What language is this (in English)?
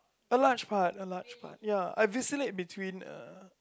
English